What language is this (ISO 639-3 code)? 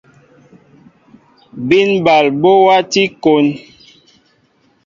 mbo